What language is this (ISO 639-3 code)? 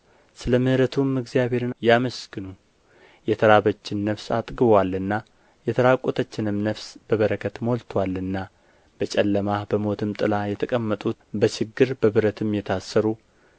amh